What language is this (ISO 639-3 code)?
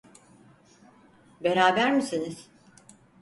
tur